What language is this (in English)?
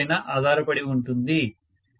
Telugu